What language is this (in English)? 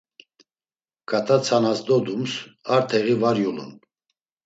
Laz